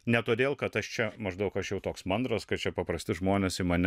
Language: Lithuanian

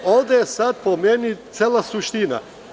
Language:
Serbian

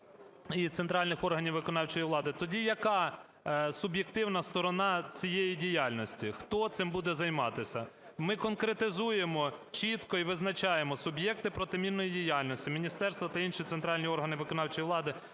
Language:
Ukrainian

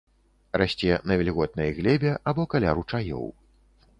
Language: Belarusian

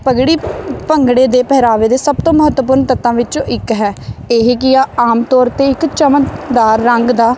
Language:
Punjabi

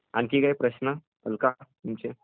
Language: Marathi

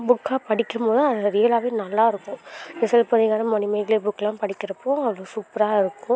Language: Tamil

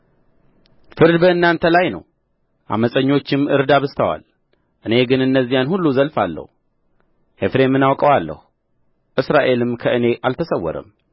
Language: Amharic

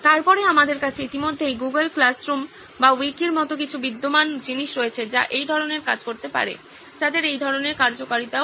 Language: Bangla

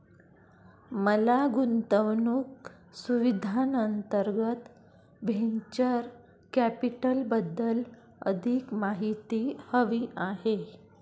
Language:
Marathi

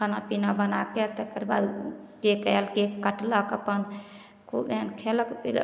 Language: Maithili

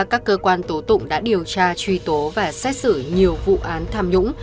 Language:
Vietnamese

